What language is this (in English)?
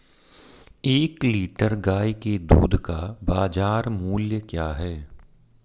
Hindi